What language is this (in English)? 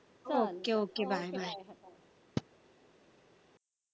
Marathi